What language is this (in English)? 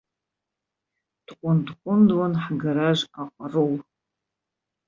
Abkhazian